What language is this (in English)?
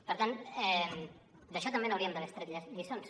Catalan